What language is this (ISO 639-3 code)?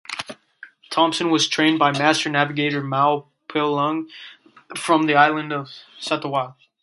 eng